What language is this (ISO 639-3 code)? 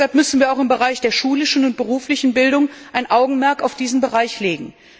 deu